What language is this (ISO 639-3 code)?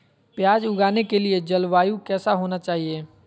mag